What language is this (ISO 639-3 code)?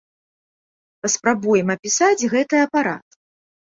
bel